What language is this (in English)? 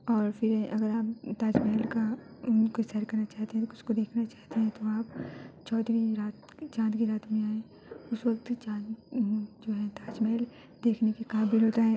Urdu